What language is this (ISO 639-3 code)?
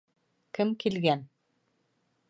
bak